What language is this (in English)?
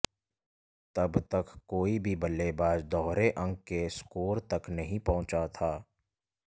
Hindi